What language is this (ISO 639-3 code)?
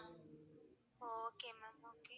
tam